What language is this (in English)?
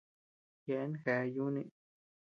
Tepeuxila Cuicatec